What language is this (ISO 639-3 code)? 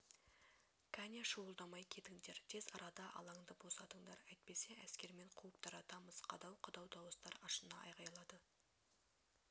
kaz